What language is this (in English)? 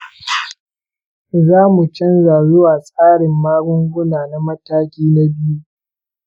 Hausa